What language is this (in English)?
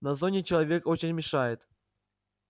Russian